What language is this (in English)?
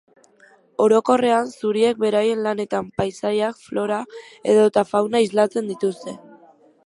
Basque